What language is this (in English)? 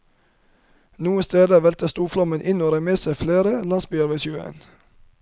Norwegian